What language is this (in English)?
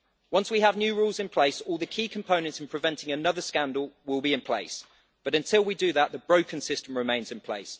English